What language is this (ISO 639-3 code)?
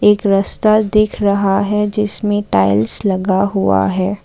hin